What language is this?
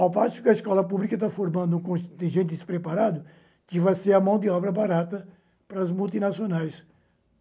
Portuguese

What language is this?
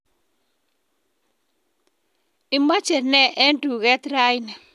Kalenjin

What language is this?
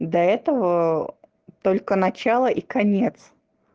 Russian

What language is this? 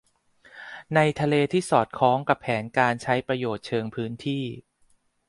Thai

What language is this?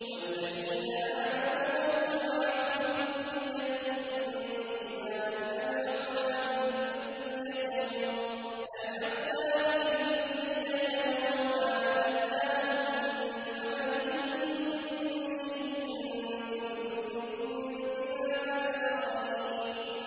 Arabic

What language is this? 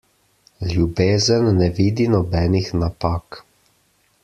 Slovenian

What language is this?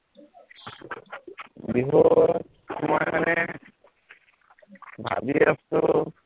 Assamese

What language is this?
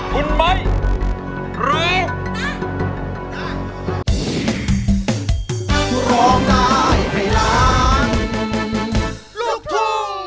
Thai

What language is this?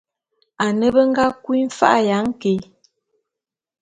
Bulu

